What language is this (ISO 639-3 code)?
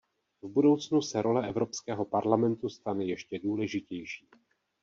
ces